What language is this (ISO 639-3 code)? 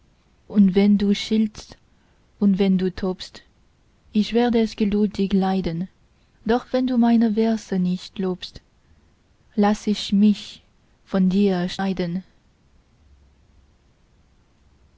deu